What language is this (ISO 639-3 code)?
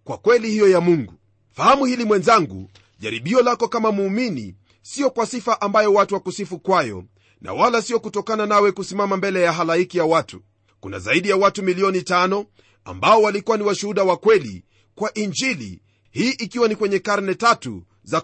swa